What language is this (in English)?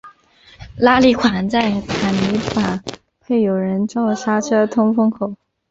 Chinese